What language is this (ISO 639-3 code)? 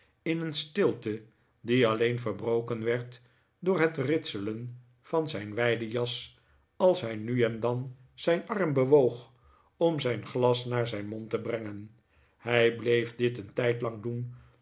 nld